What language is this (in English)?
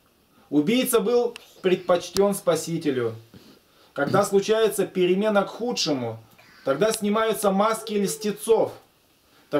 Russian